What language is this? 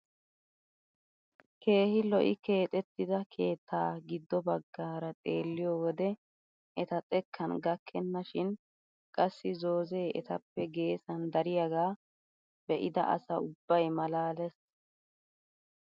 Wolaytta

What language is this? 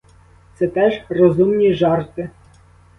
Ukrainian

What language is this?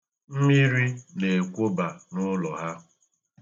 Igbo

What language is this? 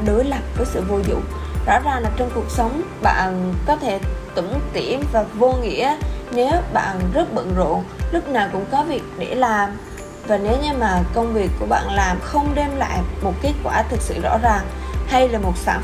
Vietnamese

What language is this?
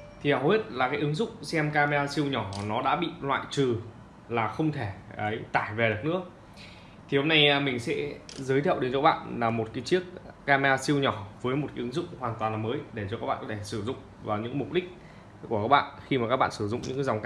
Vietnamese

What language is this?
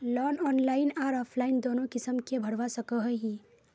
Magahi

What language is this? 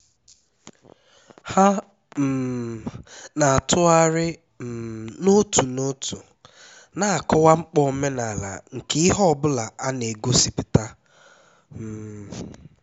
Igbo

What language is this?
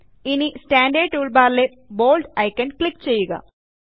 Malayalam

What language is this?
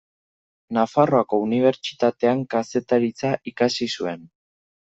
Basque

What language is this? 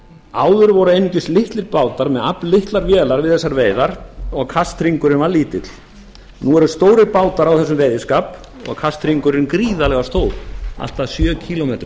Icelandic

